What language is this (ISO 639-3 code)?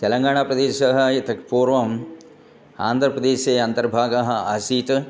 san